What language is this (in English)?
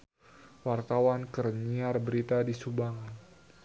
Sundanese